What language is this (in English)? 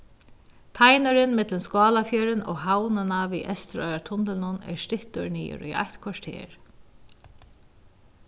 Faroese